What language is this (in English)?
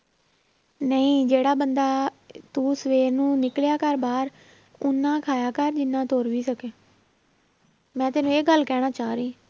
Punjabi